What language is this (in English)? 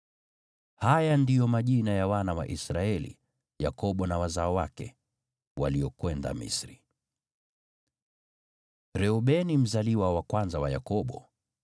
Swahili